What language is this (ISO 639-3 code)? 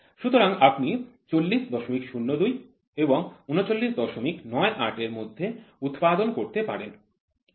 ben